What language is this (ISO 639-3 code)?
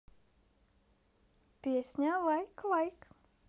rus